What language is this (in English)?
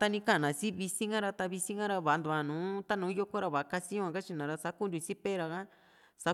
Juxtlahuaca Mixtec